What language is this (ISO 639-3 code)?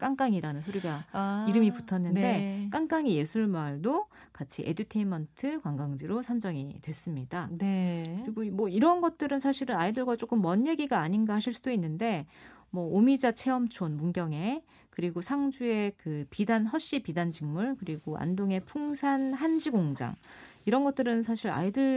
kor